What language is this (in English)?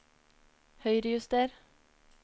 Norwegian